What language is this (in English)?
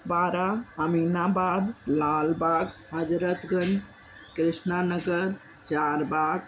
Sindhi